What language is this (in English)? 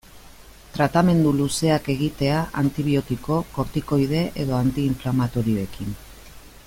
Basque